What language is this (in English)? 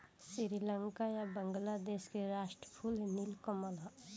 Bhojpuri